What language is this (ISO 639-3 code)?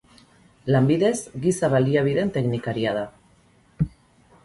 eus